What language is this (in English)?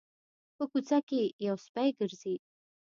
Pashto